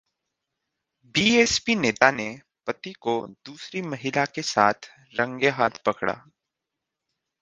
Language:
Hindi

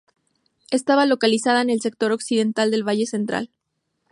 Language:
Spanish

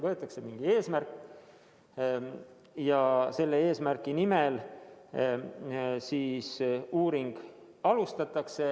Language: Estonian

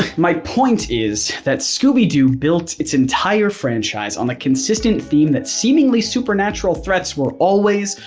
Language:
English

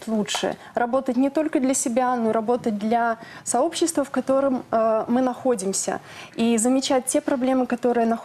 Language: Russian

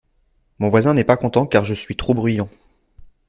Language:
French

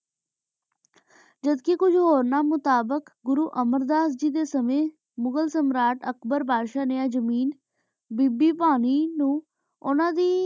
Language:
Punjabi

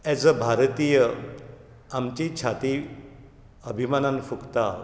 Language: Konkani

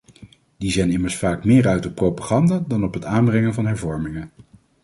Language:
Dutch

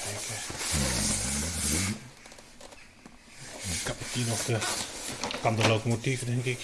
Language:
Dutch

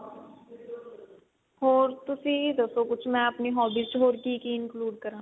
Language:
Punjabi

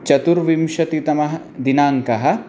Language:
Sanskrit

